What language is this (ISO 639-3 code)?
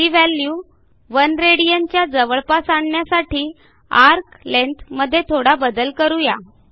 mar